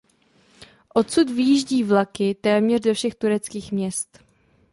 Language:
Czech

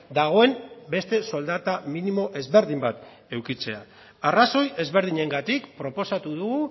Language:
Basque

